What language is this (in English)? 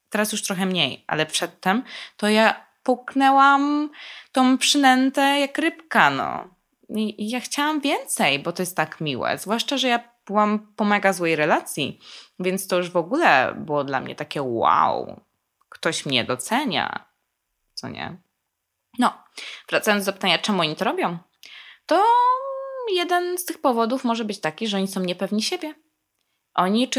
Polish